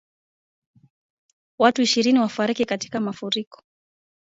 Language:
Swahili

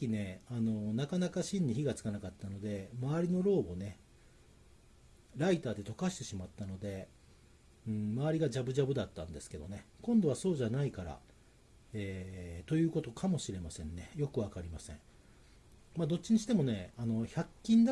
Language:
Japanese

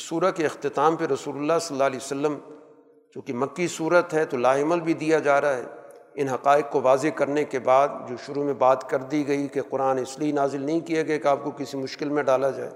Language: Urdu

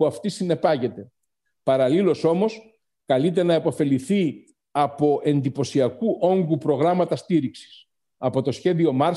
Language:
Greek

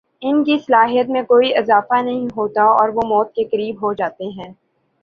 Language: Urdu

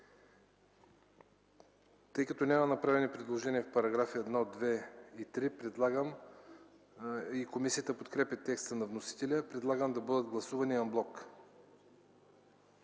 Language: Bulgarian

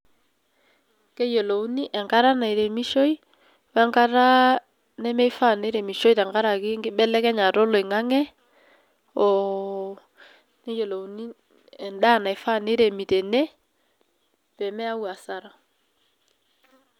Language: Masai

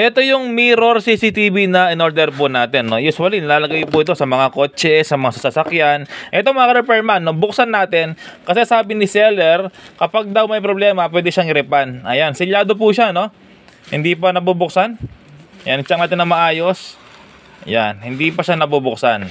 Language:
Filipino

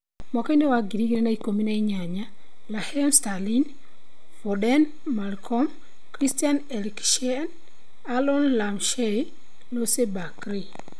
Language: Kikuyu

